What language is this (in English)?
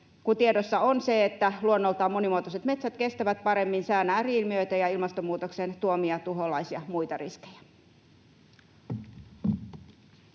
Finnish